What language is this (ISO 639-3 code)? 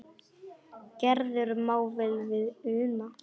isl